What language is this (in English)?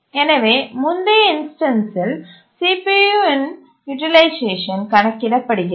Tamil